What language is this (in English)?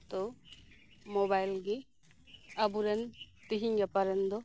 Santali